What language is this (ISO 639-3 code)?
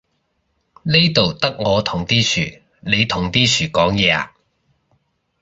yue